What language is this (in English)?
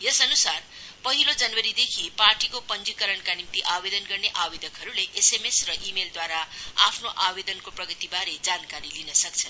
Nepali